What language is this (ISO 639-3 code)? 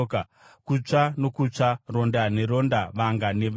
sna